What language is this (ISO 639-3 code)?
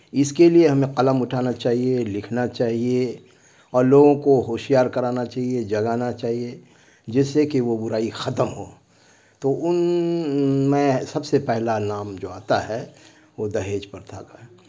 urd